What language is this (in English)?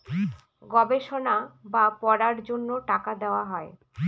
Bangla